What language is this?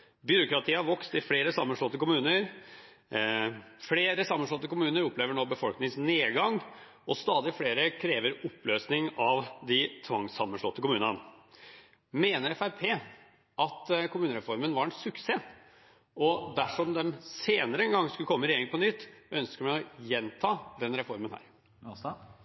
Norwegian Bokmål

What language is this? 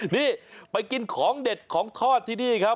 Thai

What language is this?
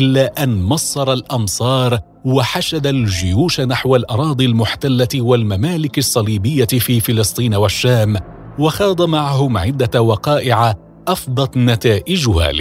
Arabic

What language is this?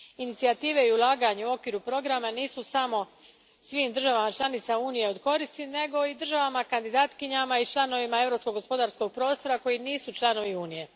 Croatian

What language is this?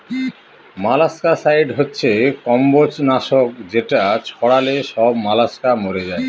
Bangla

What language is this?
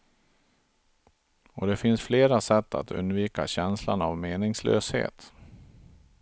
Swedish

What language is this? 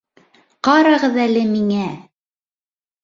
Bashkir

